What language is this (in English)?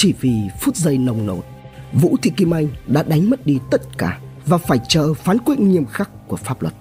Vietnamese